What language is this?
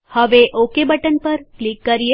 Gujarati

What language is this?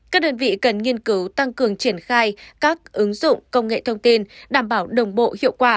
Vietnamese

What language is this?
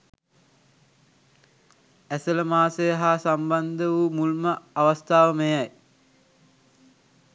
Sinhala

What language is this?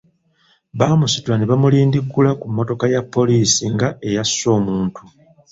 Ganda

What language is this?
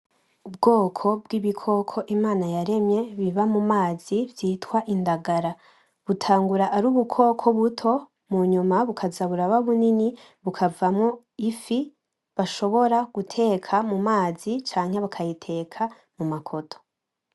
Rundi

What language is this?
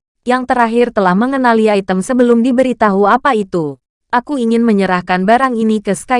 Indonesian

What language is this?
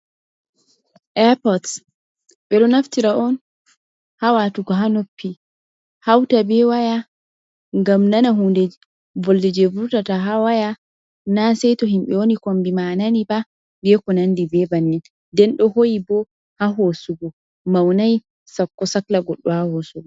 Fula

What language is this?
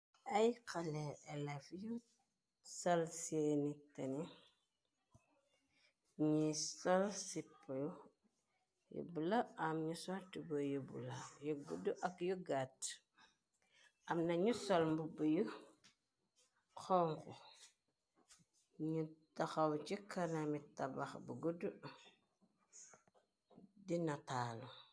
Wolof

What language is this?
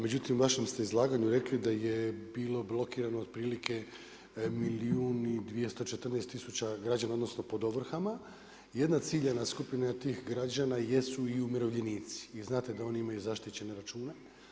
Croatian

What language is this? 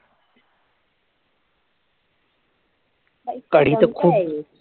Marathi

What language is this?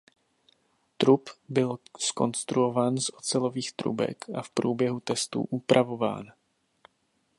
Czech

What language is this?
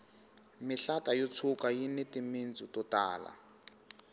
Tsonga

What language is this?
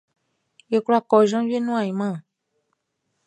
Baoulé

